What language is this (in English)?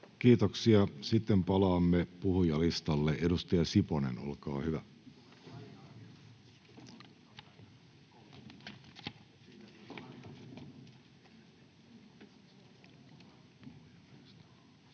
Finnish